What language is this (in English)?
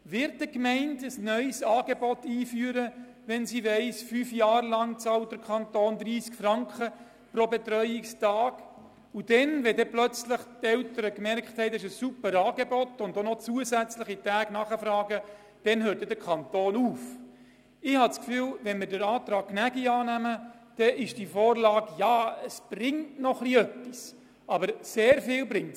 Swiss German